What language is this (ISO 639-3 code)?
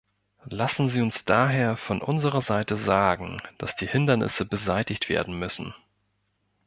deu